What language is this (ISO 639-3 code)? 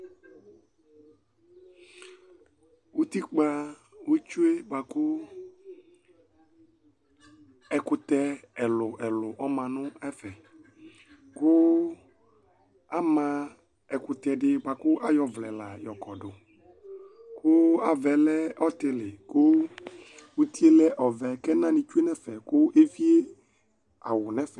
kpo